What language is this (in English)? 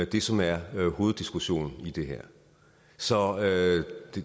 Danish